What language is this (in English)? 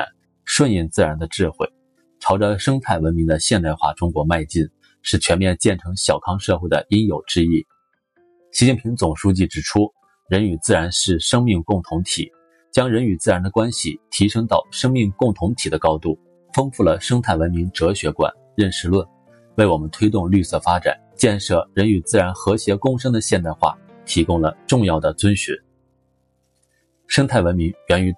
Chinese